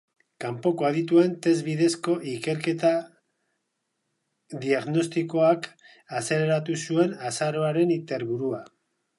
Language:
Basque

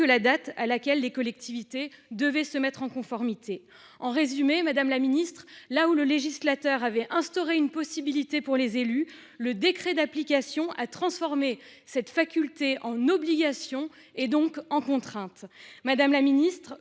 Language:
French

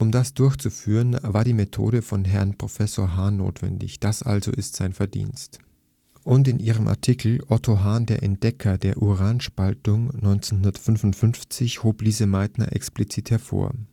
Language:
German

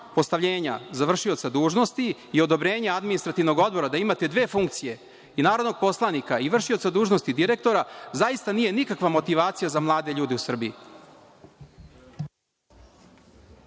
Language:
Serbian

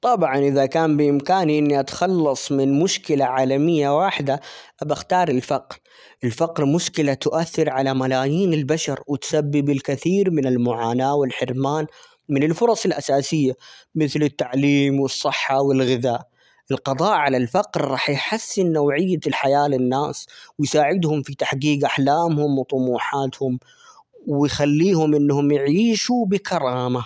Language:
Omani Arabic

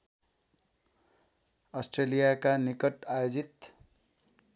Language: Nepali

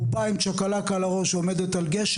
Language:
Hebrew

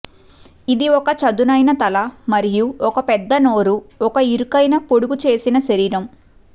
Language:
Telugu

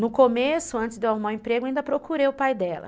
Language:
Portuguese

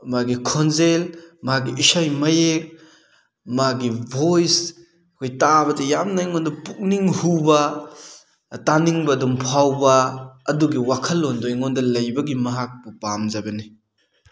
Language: Manipuri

